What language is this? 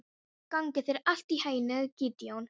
Icelandic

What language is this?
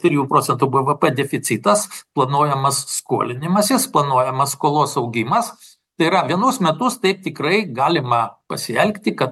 Lithuanian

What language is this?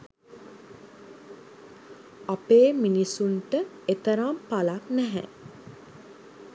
Sinhala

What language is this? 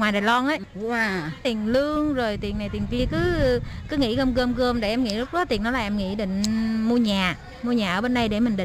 Vietnamese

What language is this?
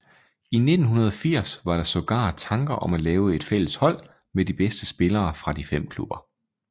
Danish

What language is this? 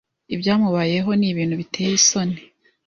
Kinyarwanda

